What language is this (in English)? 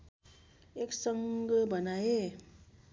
Nepali